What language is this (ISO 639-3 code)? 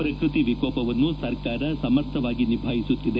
kan